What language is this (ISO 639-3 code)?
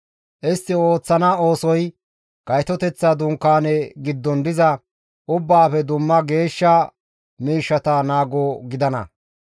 gmv